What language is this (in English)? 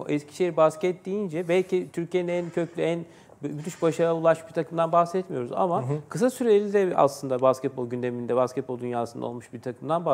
Turkish